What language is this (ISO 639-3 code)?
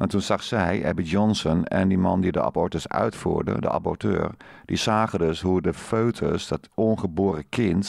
nld